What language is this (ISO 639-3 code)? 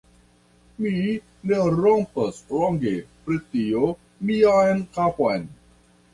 epo